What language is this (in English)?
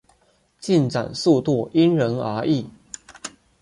Chinese